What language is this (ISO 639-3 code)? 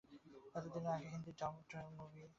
ben